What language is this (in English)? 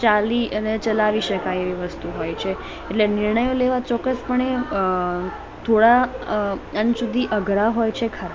Gujarati